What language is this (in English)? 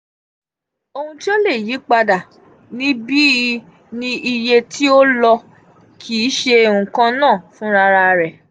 Yoruba